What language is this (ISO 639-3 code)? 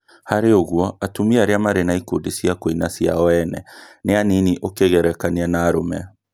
kik